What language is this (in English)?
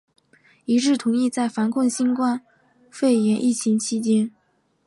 Chinese